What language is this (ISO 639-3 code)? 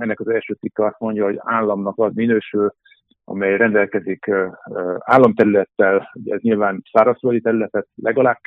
hun